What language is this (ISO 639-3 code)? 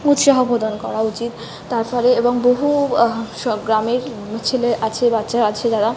ben